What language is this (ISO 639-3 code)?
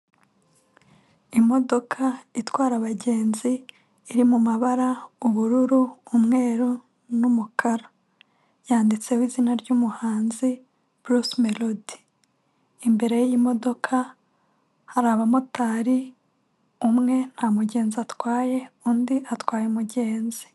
kin